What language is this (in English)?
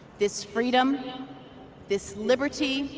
English